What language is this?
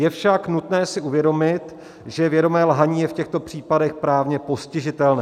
Czech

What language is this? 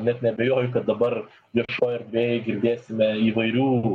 Lithuanian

